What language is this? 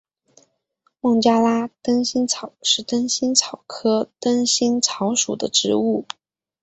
Chinese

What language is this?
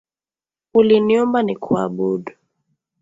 Swahili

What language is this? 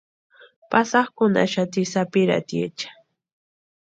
Western Highland Purepecha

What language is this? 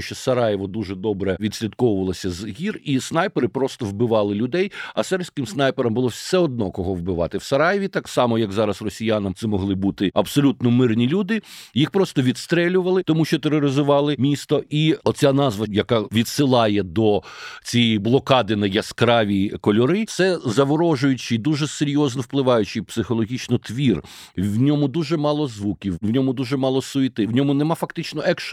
Ukrainian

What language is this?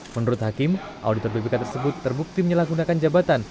Indonesian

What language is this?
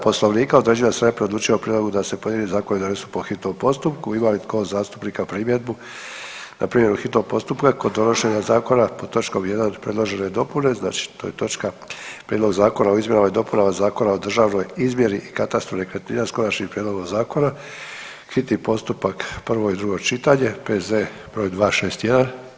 Croatian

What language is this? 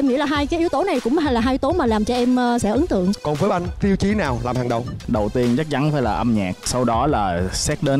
Vietnamese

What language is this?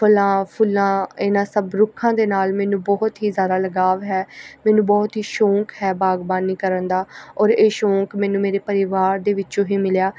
Punjabi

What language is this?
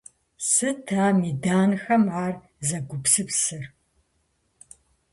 Kabardian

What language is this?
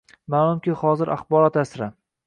Uzbek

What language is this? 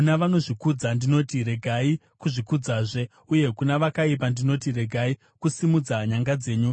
Shona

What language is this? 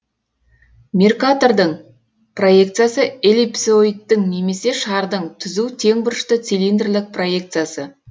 Kazakh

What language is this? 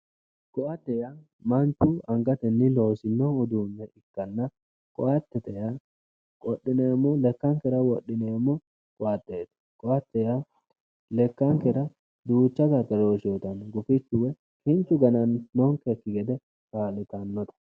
Sidamo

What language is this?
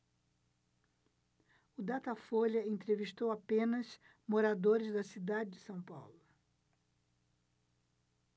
Portuguese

